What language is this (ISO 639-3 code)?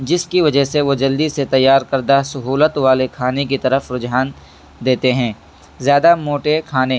urd